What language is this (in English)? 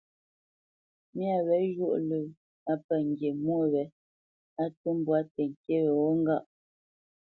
Bamenyam